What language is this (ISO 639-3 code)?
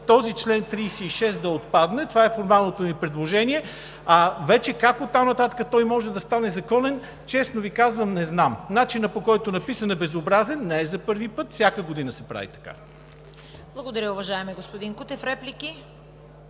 bul